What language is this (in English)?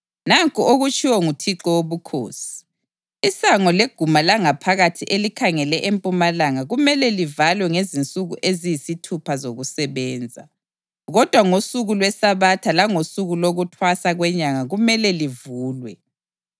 North Ndebele